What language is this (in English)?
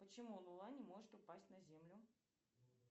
Russian